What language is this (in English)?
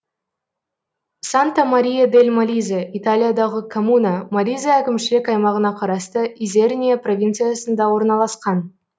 Kazakh